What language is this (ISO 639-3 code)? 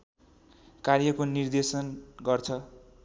nep